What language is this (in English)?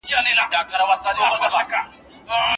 Pashto